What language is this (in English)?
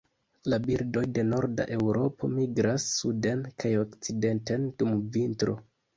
Esperanto